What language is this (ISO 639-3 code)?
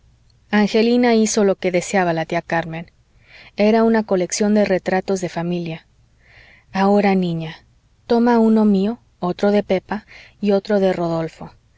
spa